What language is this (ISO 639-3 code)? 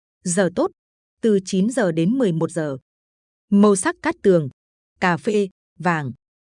vie